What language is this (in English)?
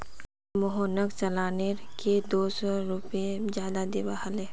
Magahi